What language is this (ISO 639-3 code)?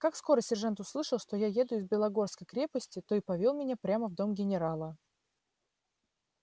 rus